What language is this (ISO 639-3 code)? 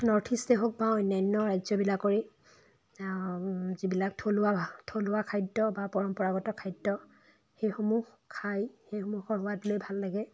asm